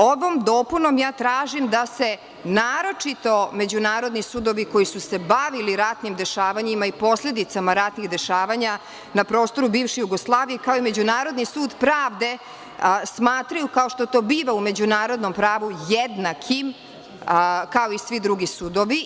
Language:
Serbian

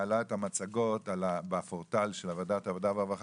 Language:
Hebrew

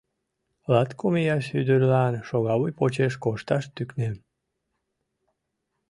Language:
Mari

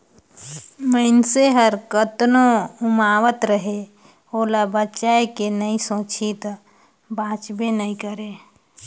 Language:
Chhattisgarhi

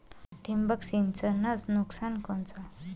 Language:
Marathi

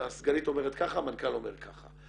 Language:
Hebrew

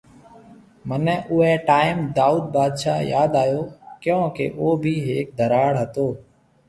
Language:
Marwari (Pakistan)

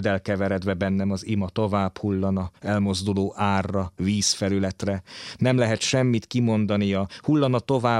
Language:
Hungarian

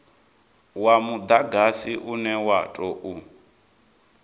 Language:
Venda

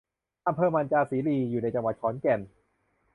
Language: Thai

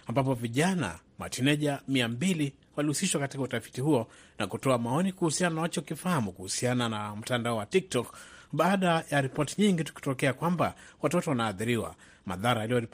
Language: Swahili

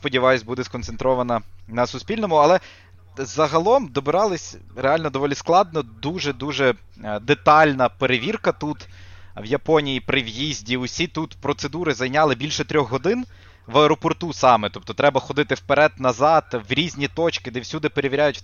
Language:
Ukrainian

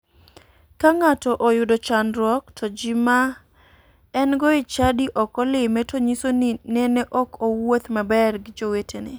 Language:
Luo (Kenya and Tanzania)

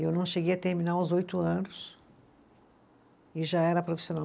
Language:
Portuguese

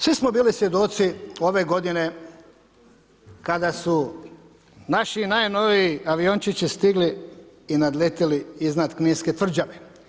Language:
Croatian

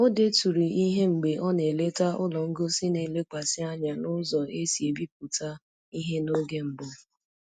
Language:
Igbo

